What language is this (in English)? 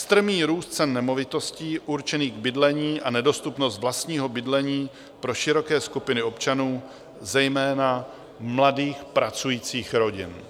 Czech